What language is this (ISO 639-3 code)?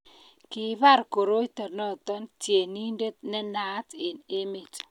kln